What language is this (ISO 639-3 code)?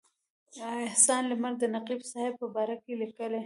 pus